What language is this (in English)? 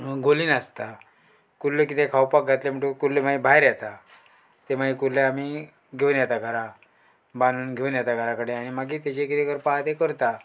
Konkani